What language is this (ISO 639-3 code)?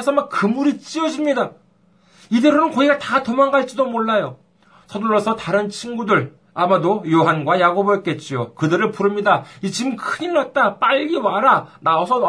kor